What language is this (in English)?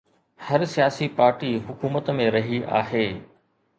Sindhi